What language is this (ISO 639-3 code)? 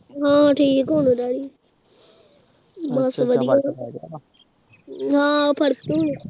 pan